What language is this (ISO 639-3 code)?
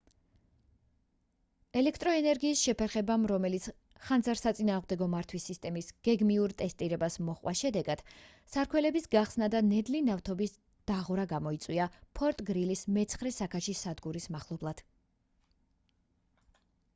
kat